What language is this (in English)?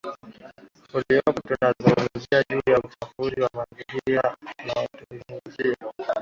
Swahili